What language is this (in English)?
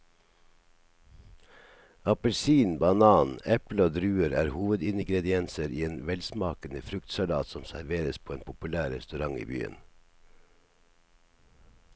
Norwegian